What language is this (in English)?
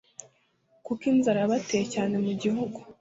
Kinyarwanda